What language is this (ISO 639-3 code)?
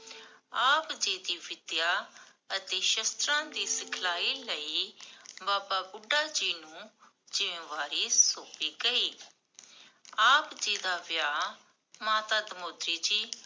pan